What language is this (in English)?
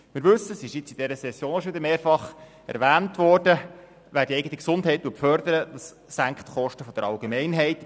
Swiss German